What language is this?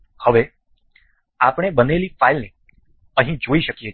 Gujarati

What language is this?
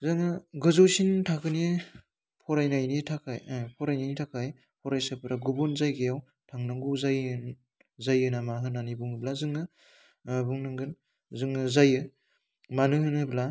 Bodo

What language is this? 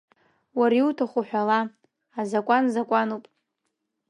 Abkhazian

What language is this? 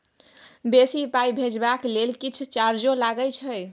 Maithili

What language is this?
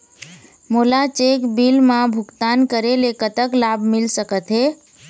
Chhattisgarhi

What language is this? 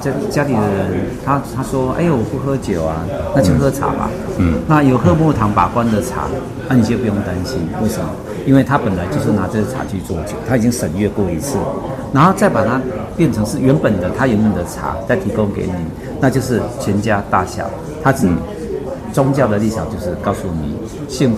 Chinese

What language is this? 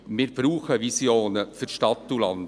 Swiss German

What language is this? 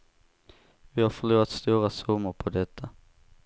Swedish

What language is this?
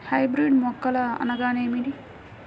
Telugu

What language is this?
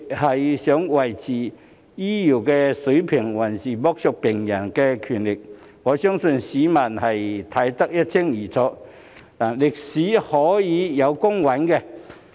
Cantonese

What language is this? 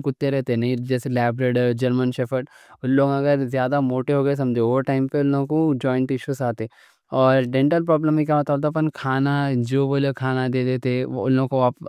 Deccan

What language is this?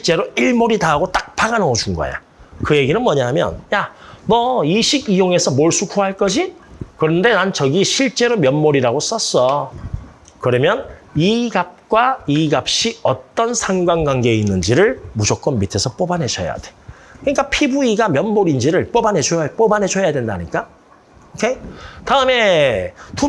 Korean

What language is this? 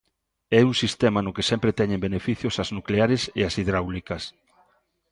Galician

